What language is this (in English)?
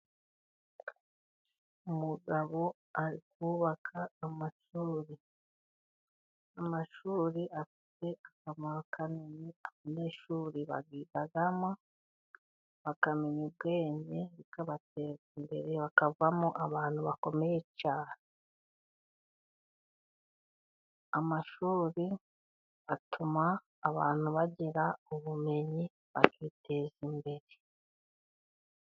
Kinyarwanda